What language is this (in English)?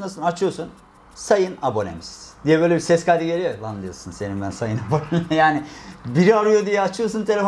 Turkish